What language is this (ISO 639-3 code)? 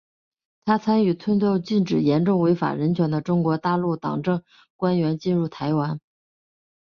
zho